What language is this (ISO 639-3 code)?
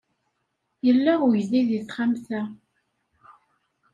kab